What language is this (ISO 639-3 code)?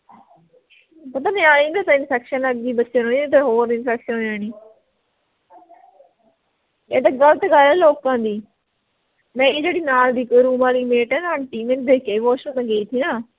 pan